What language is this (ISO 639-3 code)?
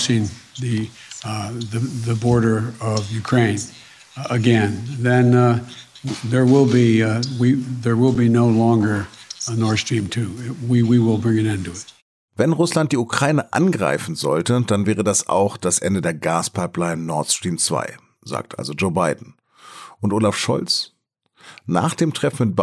deu